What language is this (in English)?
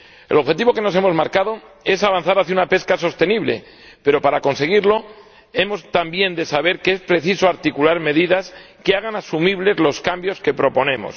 Spanish